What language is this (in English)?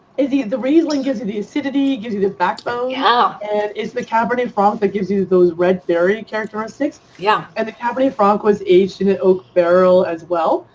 English